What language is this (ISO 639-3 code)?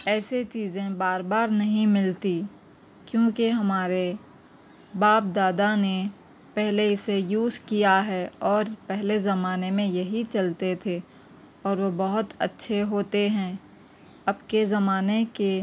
urd